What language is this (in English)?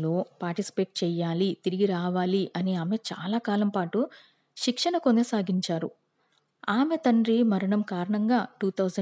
Telugu